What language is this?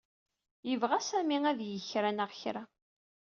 Kabyle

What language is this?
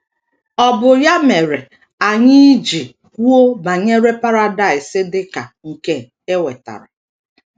Igbo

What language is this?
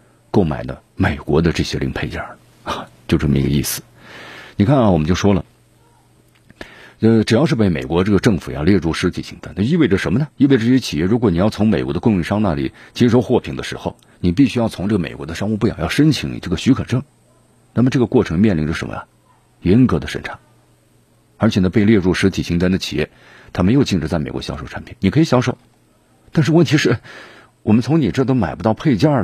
Chinese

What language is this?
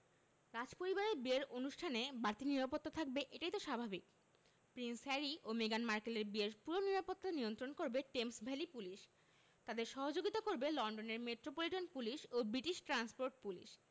Bangla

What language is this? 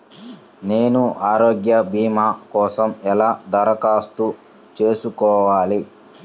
Telugu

